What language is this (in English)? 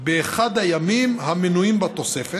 Hebrew